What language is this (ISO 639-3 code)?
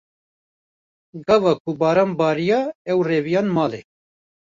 kur